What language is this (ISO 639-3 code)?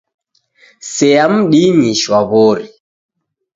dav